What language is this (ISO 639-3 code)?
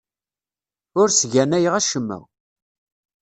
kab